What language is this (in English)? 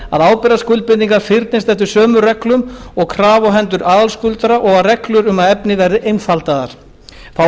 Icelandic